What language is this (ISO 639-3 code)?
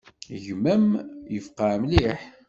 kab